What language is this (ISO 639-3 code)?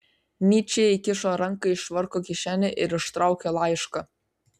lit